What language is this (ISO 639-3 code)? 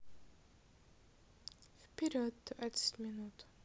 rus